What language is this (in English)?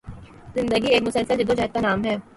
Urdu